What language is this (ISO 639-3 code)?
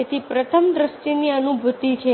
guj